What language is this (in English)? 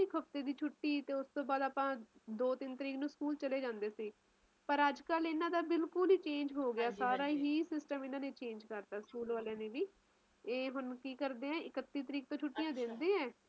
Punjabi